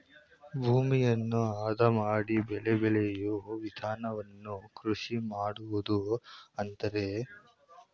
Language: Kannada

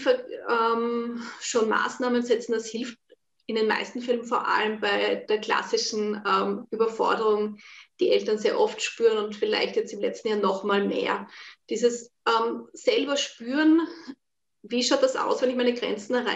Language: German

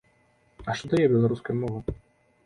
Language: Belarusian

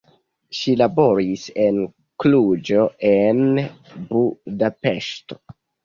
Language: Esperanto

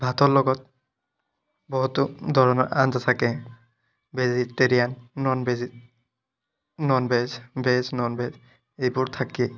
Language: Assamese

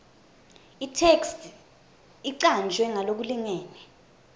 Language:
Swati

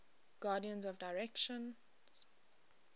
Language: English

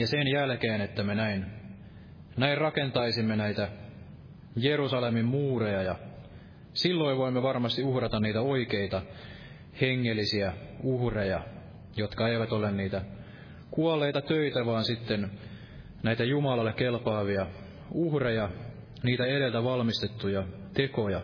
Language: Finnish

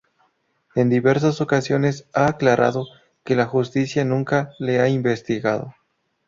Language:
Spanish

